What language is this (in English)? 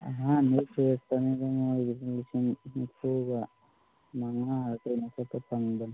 Manipuri